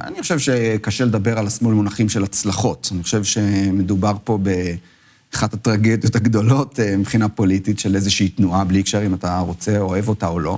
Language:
Hebrew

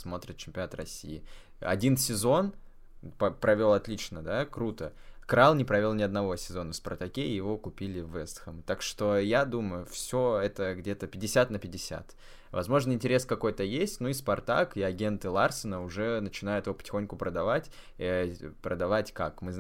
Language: Russian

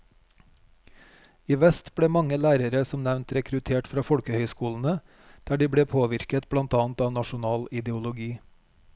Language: Norwegian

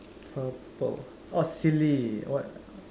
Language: English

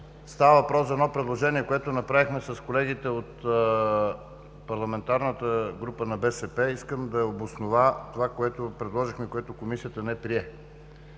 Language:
Bulgarian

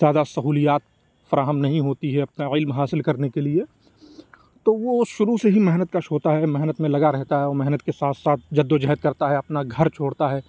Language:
Urdu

